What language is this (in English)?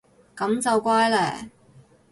Cantonese